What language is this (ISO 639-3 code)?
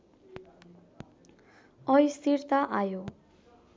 nep